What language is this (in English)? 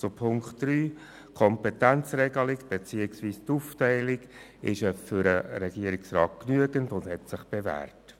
Swiss German